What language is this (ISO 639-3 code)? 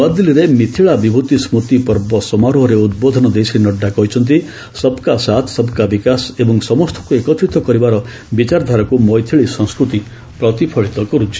ori